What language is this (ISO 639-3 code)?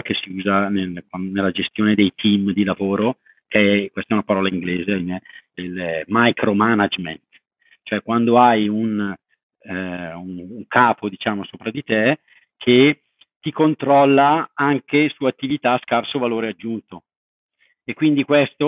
ita